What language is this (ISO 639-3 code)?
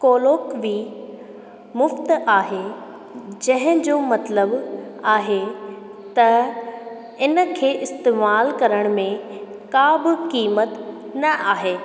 snd